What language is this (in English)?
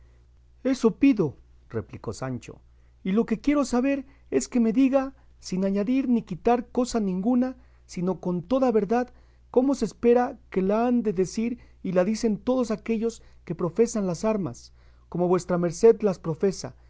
Spanish